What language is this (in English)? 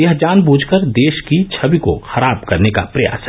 Hindi